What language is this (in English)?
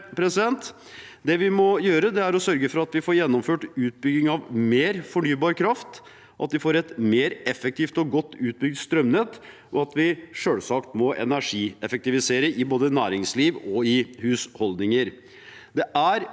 Norwegian